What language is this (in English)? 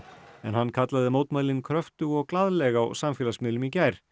Icelandic